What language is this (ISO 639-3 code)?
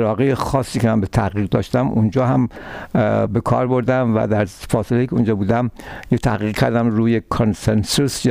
fas